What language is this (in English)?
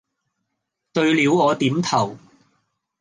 Cantonese